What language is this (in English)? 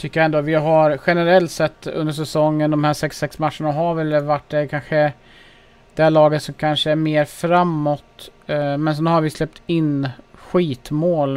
Swedish